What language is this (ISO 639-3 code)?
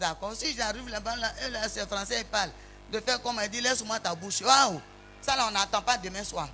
fra